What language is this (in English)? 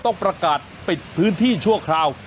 Thai